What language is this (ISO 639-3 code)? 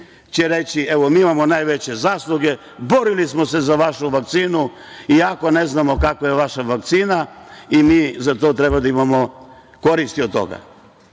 srp